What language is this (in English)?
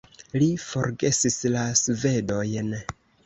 Esperanto